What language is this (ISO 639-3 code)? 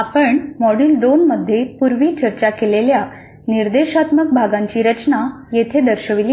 mar